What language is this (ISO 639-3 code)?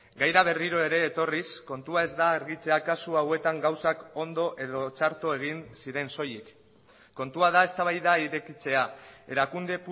eus